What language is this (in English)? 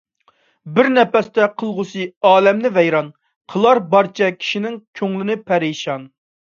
Uyghur